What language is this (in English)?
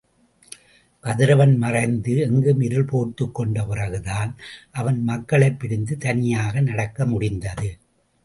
Tamil